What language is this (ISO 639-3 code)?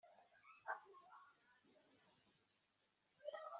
kin